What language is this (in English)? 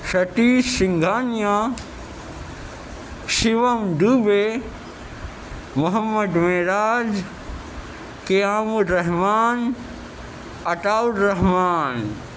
Urdu